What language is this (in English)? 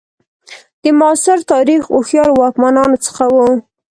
Pashto